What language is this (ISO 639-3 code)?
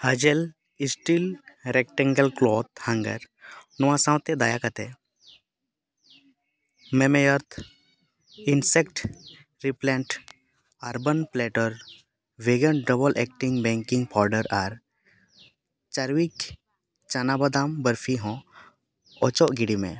sat